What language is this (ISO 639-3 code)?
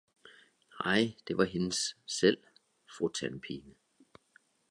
dan